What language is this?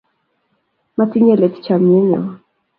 Kalenjin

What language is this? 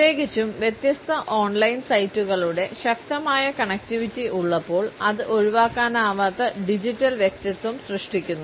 Malayalam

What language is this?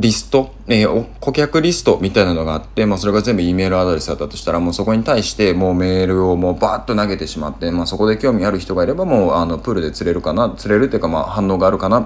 Japanese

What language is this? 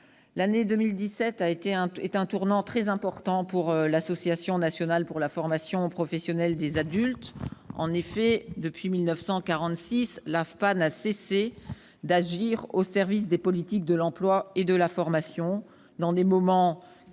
French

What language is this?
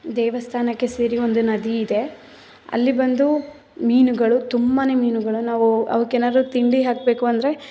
Kannada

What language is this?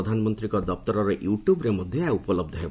Odia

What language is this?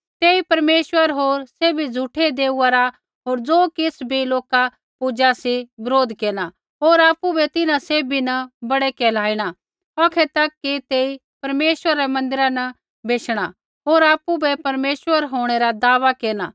Kullu Pahari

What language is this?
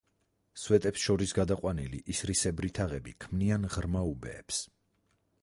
Georgian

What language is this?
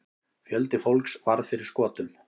Icelandic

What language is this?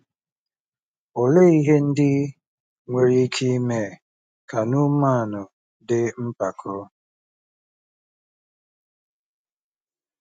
Igbo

